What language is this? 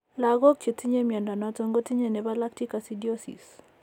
Kalenjin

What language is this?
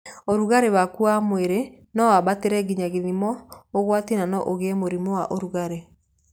Kikuyu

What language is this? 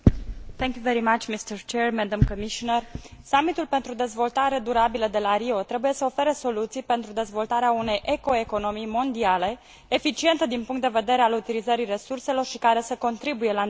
Romanian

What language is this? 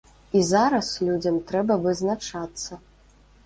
Belarusian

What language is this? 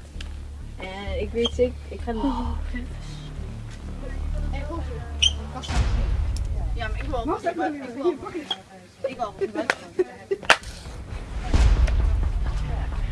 Dutch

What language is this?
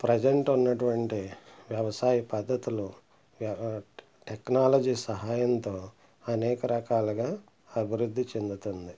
Telugu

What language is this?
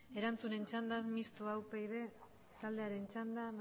Basque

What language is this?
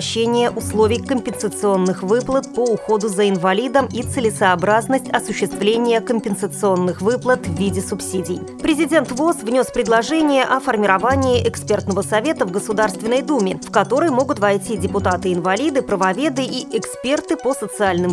Russian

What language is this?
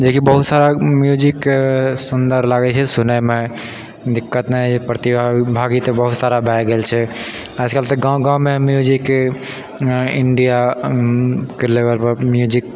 Maithili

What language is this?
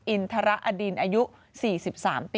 Thai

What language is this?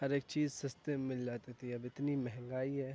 Urdu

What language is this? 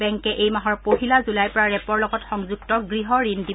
Assamese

